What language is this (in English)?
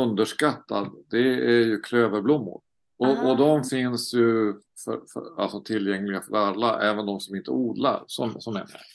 Swedish